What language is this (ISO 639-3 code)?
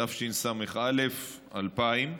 heb